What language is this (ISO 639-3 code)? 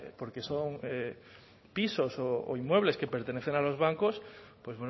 spa